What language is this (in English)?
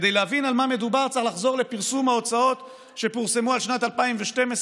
Hebrew